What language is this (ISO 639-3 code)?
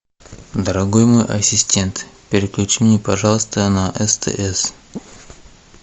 rus